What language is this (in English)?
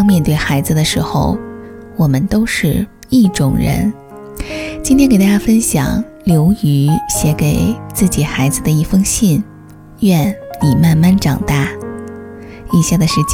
Chinese